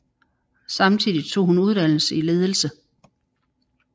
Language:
Danish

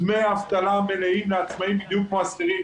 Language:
Hebrew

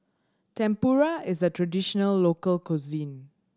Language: English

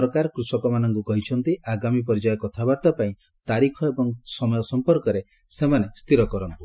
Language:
Odia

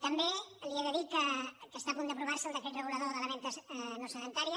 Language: Catalan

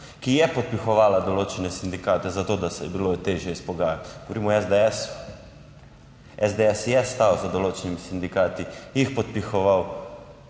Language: Slovenian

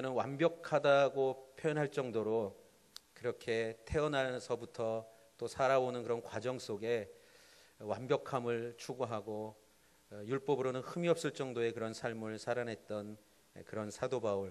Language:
Korean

